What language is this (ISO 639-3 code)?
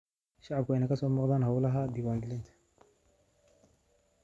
som